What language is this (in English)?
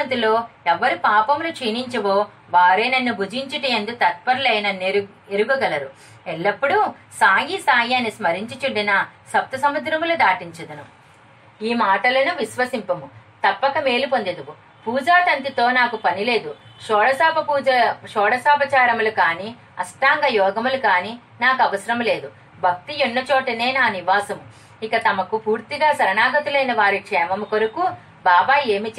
Telugu